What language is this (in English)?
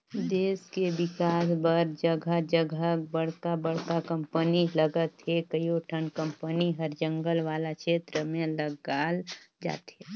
Chhattisgarhi